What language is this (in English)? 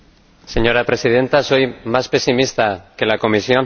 Spanish